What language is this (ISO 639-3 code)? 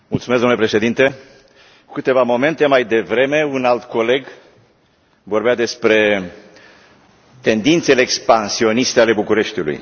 ron